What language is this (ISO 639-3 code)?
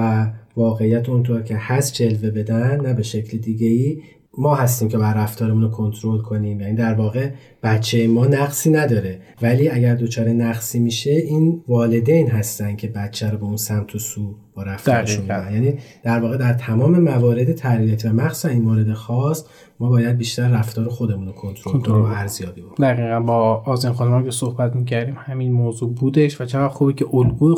fas